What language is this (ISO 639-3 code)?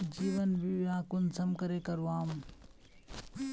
mag